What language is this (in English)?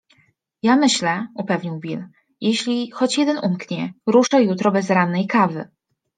Polish